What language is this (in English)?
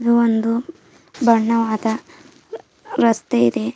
Kannada